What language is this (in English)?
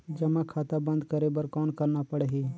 Chhattisgarhi